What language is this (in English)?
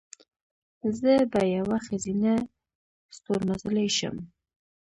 Pashto